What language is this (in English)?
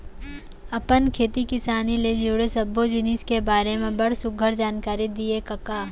Chhattisgarhi